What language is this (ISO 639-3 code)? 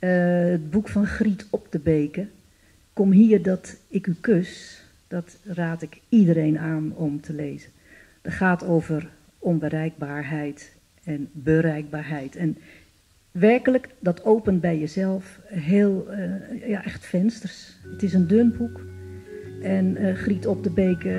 nld